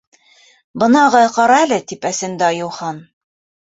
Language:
Bashkir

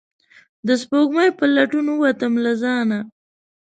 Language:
Pashto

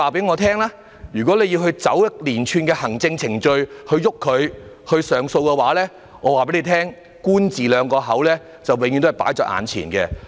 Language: Cantonese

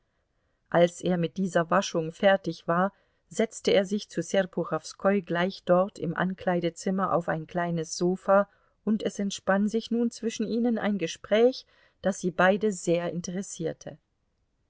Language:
German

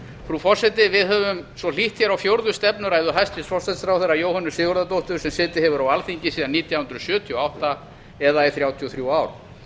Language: Icelandic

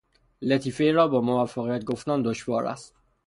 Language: Persian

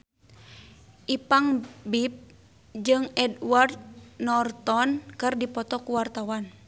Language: Sundanese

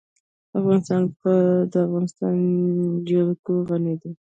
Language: Pashto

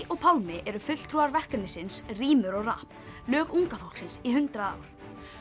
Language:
Icelandic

